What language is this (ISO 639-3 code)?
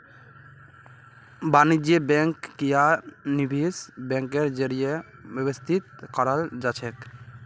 mag